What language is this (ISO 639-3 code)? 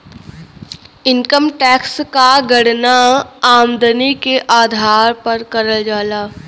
bho